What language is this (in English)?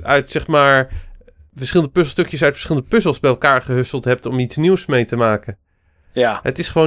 Dutch